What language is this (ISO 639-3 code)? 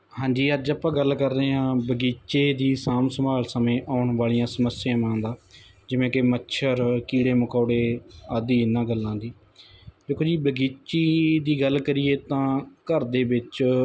pan